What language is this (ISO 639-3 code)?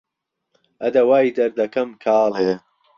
ckb